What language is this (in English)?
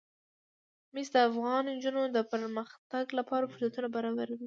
Pashto